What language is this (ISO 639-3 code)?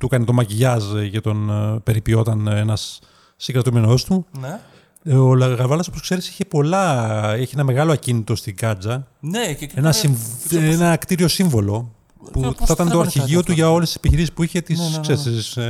ell